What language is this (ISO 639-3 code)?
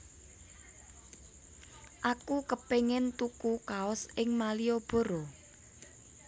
jav